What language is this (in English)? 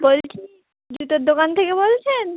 Bangla